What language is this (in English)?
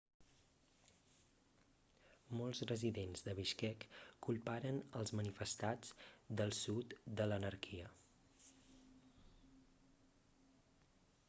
Catalan